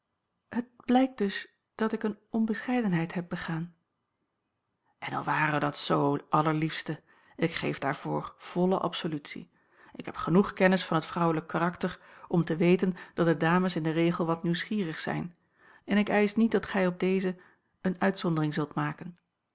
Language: Dutch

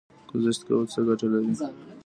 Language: Pashto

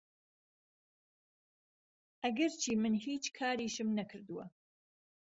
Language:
Central Kurdish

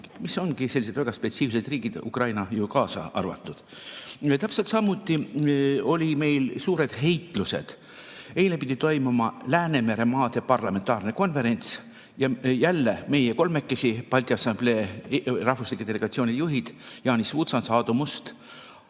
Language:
Estonian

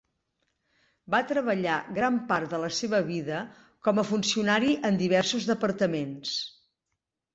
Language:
Catalan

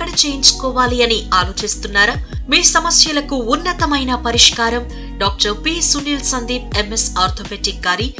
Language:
Telugu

